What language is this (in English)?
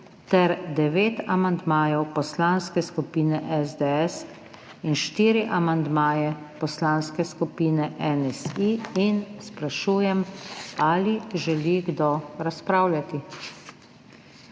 Slovenian